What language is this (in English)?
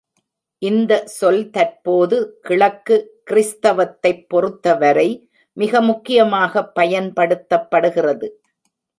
Tamil